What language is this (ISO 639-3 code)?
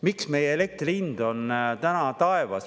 est